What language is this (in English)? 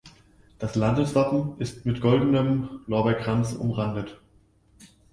German